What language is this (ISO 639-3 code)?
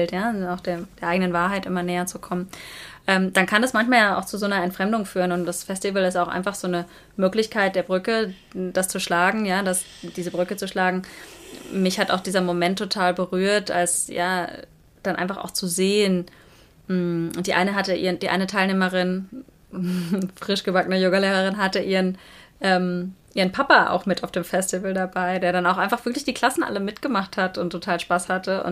deu